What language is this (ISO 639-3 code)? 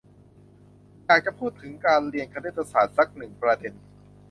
tha